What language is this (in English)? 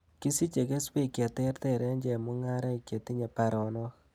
Kalenjin